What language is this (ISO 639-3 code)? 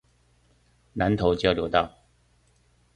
zho